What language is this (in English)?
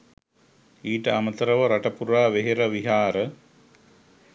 Sinhala